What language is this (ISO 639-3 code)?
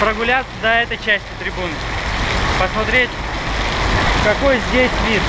rus